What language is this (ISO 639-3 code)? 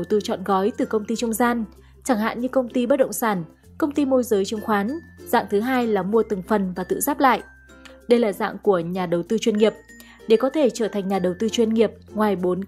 vie